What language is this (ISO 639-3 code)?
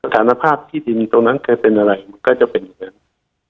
tha